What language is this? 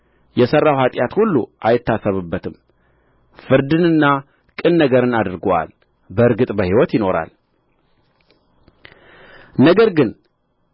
Amharic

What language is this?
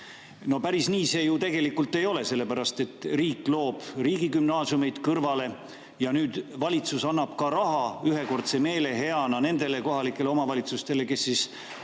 Estonian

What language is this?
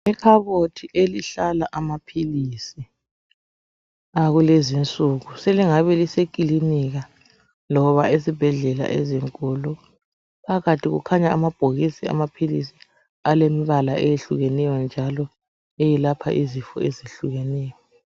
North Ndebele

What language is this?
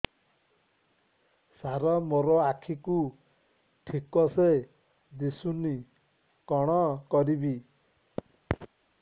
Odia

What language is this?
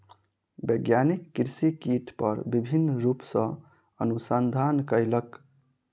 Maithili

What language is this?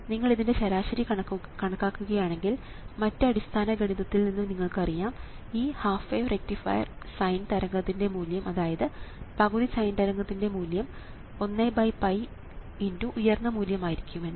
Malayalam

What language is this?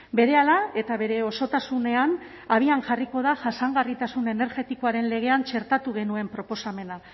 Basque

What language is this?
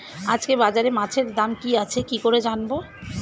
Bangla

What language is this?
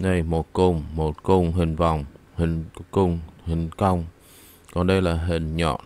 Vietnamese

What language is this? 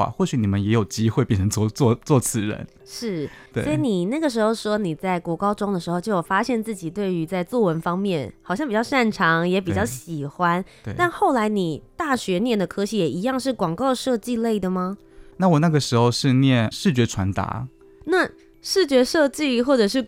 Chinese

